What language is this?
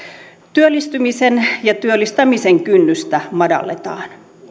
Finnish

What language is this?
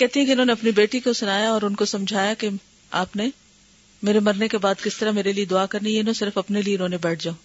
Urdu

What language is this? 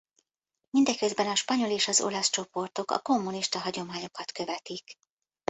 Hungarian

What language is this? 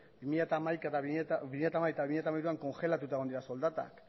Basque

